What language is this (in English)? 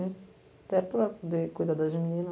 Portuguese